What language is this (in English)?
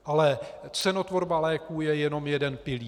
Czech